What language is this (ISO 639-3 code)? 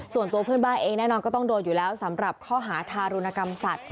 tha